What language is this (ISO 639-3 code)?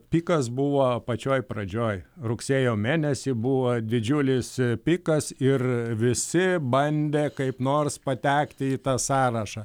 lit